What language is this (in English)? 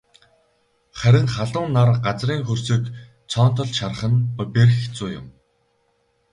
Mongolian